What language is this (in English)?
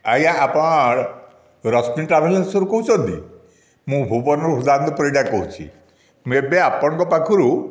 Odia